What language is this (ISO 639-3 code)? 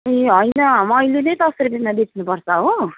nep